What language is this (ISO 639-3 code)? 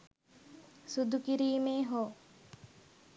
sin